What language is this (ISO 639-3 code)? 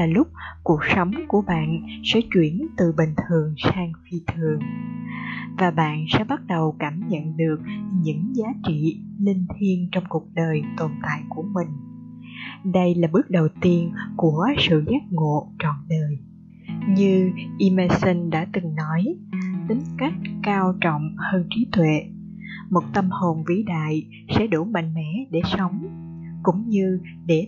vie